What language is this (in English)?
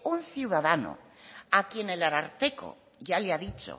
Spanish